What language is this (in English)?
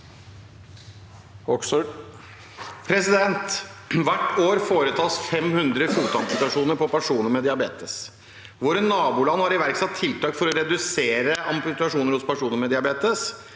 Norwegian